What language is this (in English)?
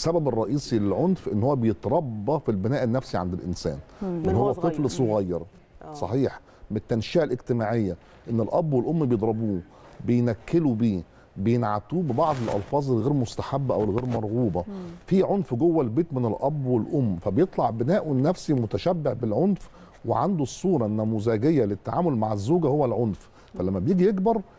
Arabic